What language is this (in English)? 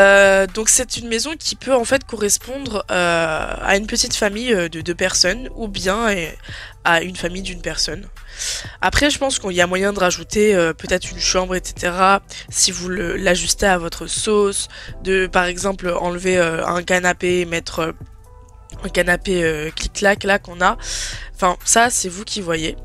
French